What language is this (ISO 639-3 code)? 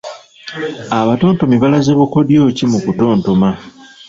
lug